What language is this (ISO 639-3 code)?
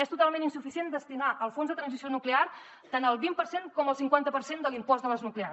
cat